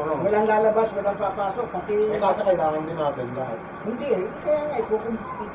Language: Filipino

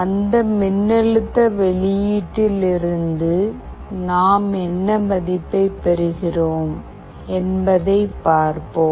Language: Tamil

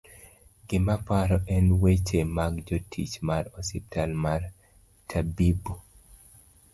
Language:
Luo (Kenya and Tanzania)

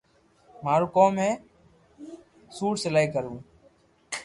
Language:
Loarki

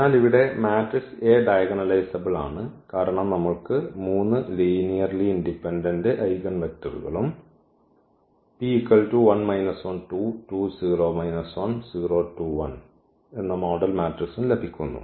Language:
Malayalam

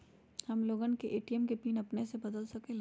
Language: Magahi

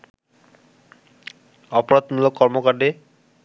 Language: Bangla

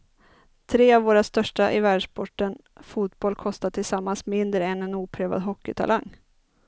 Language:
Swedish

